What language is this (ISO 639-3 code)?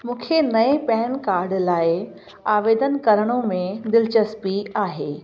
snd